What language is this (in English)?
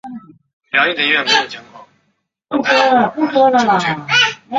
Chinese